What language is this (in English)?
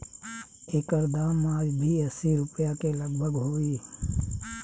Bhojpuri